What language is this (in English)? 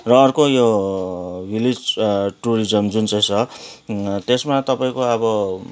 Nepali